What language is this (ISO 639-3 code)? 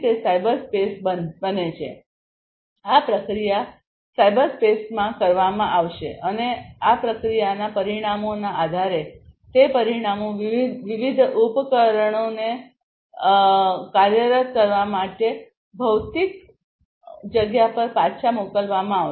guj